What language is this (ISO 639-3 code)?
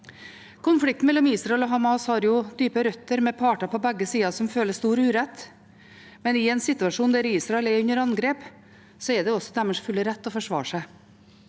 nor